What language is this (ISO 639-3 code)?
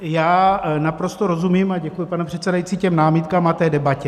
ces